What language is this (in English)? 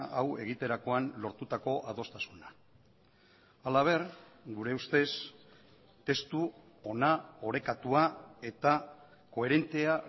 Basque